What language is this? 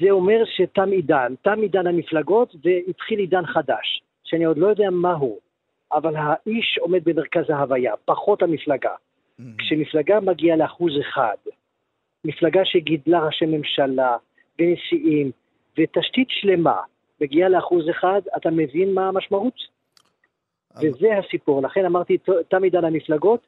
Hebrew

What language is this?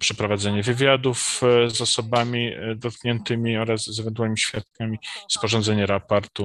Polish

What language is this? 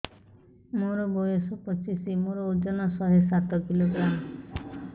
Odia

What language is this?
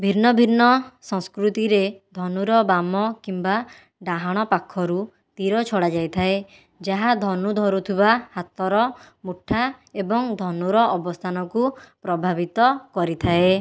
Odia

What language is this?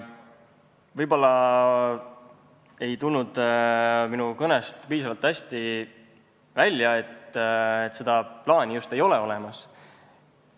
Estonian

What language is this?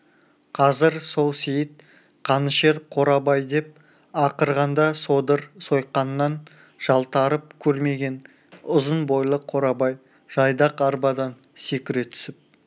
Kazakh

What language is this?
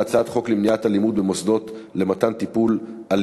Hebrew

